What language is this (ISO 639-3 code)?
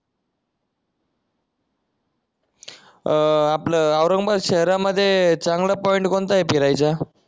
mar